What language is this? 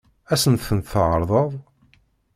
Kabyle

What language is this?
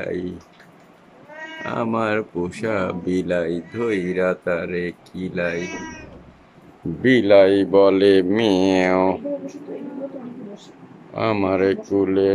Bangla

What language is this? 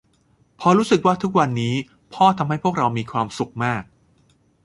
Thai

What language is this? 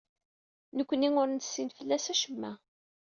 Kabyle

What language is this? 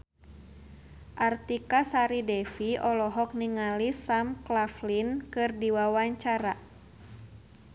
Sundanese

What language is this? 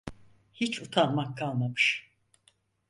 Turkish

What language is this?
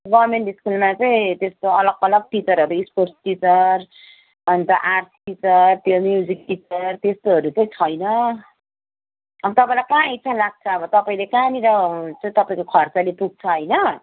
Nepali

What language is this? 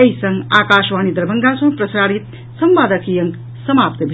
Maithili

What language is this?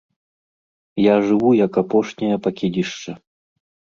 Belarusian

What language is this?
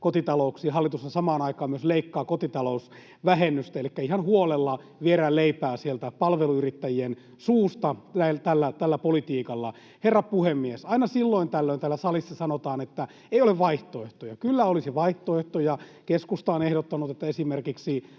Finnish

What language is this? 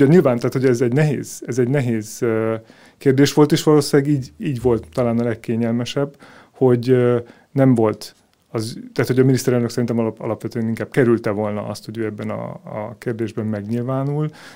Hungarian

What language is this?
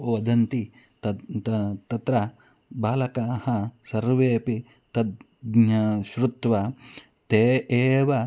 Sanskrit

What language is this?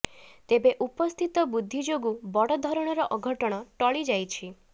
Odia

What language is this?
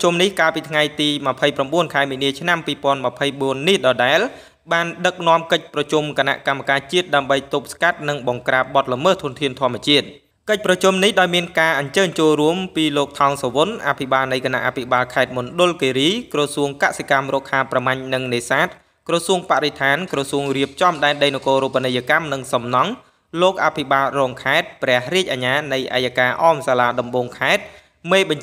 Thai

